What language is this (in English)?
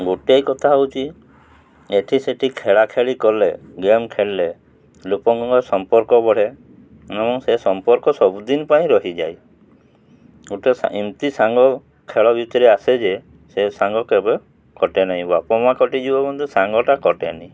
Odia